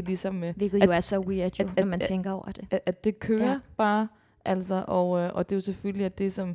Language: Danish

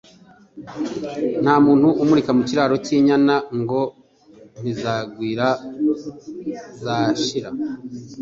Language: Kinyarwanda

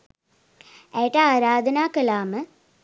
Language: Sinhala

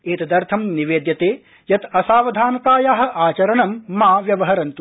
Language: Sanskrit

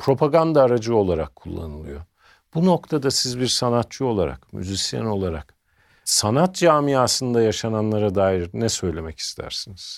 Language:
Turkish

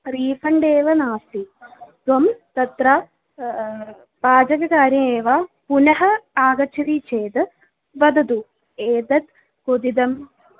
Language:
Sanskrit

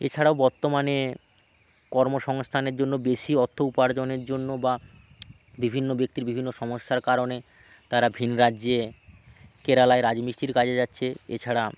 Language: Bangla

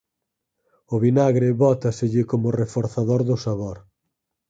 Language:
Galician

